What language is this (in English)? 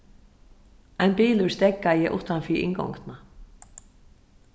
Faroese